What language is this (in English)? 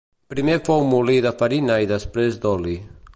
Catalan